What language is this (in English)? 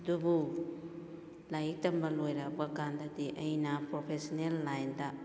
Manipuri